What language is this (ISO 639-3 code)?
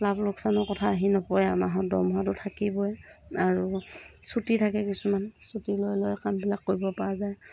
asm